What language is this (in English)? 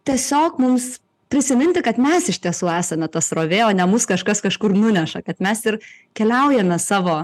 Lithuanian